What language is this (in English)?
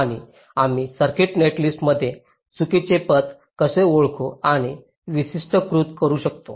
Marathi